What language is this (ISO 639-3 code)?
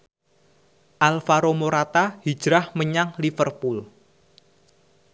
jav